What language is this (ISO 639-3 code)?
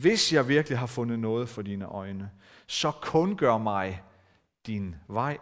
dan